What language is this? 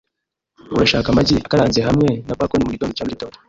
Kinyarwanda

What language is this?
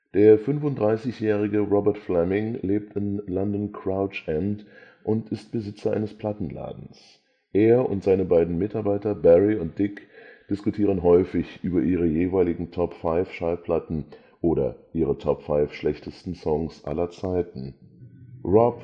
German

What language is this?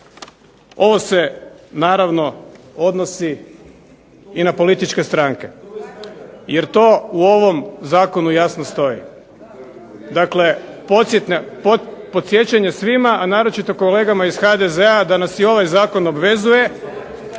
Croatian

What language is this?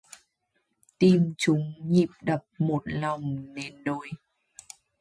Vietnamese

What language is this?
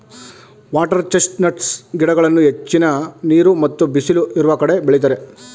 Kannada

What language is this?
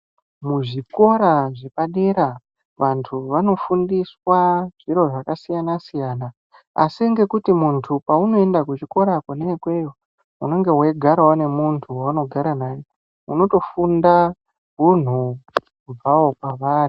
Ndau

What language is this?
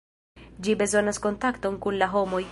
Esperanto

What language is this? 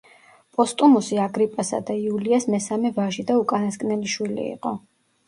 Georgian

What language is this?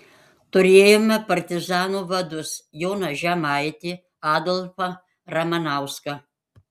Lithuanian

